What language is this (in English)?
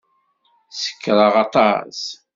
Kabyle